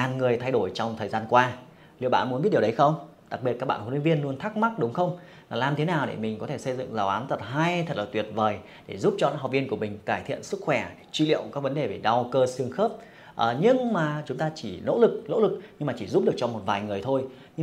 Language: Vietnamese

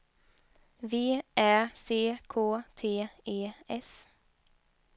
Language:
Swedish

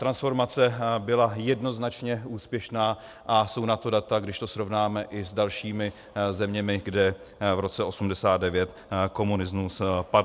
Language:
Czech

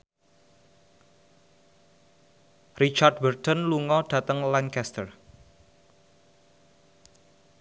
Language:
Javanese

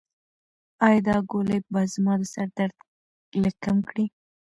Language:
Pashto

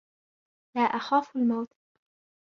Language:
Arabic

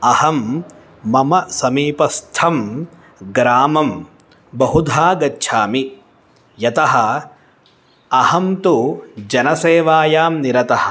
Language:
Sanskrit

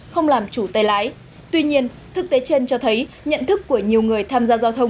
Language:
Vietnamese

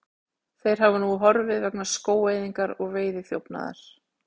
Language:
Icelandic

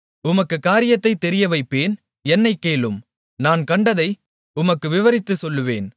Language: Tamil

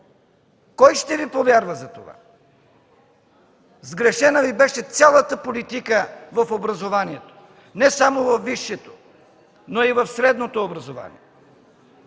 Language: Bulgarian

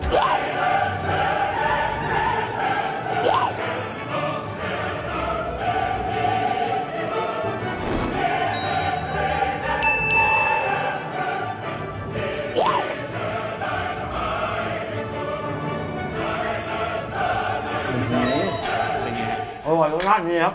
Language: Thai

